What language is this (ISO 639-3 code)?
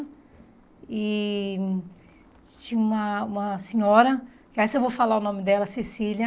por